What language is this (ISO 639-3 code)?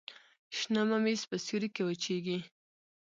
pus